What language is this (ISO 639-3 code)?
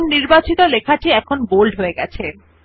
ben